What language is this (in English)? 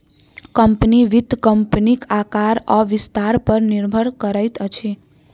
Maithili